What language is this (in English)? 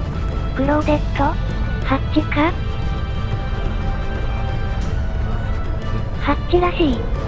Japanese